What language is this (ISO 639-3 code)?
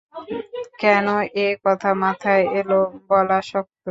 ben